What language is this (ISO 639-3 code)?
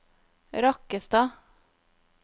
nor